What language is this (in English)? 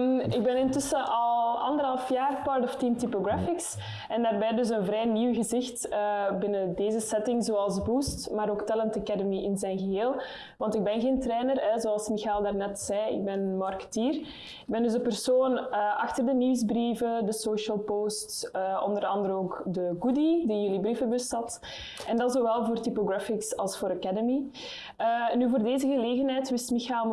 Dutch